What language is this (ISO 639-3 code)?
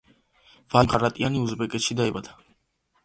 kat